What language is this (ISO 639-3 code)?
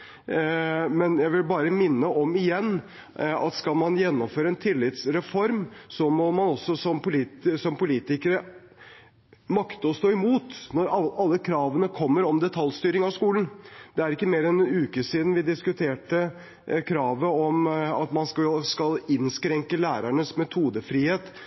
nob